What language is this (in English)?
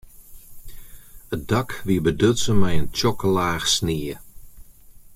Western Frisian